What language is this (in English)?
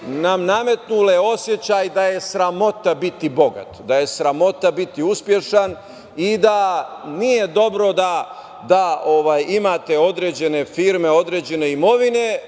Serbian